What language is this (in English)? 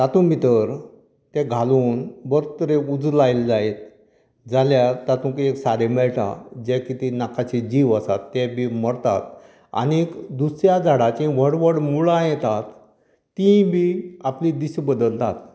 Konkani